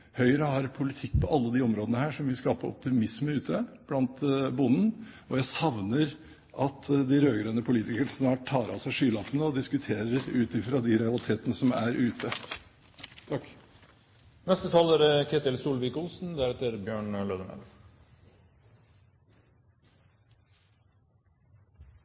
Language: Norwegian Bokmål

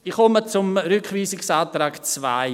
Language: Swiss German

